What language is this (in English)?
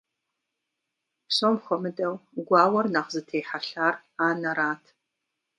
Kabardian